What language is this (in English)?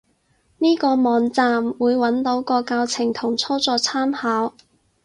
Cantonese